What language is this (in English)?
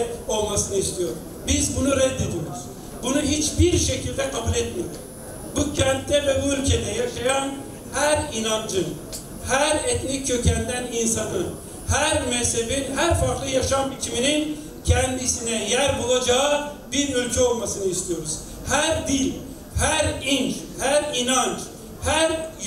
Turkish